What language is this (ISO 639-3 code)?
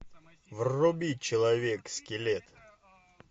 rus